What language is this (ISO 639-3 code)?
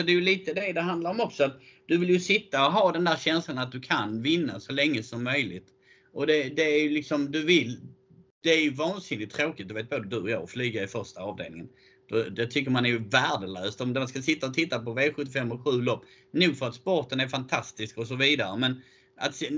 swe